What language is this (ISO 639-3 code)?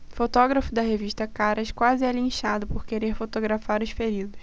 por